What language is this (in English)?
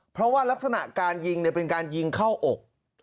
Thai